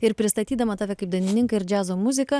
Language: Lithuanian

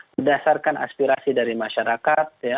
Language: Indonesian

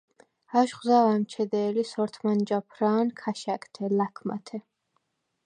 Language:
Svan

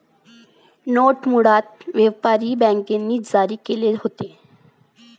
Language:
Marathi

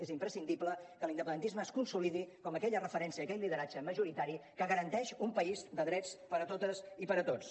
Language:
Catalan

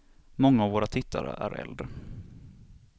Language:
Swedish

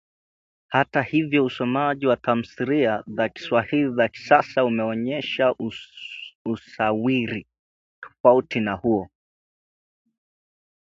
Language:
Swahili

